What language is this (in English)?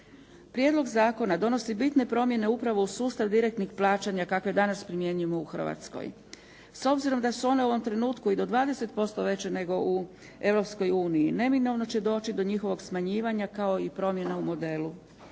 Croatian